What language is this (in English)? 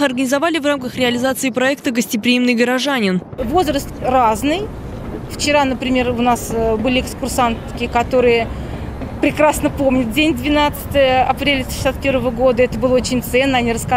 Russian